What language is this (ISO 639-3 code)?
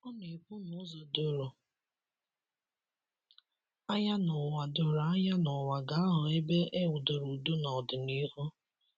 ibo